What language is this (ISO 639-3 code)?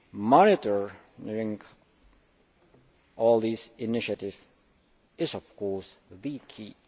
eng